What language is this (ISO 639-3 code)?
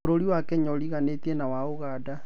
kik